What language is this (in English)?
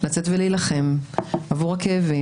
Hebrew